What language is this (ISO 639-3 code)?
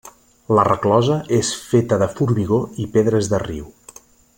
cat